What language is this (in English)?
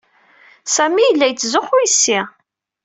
Kabyle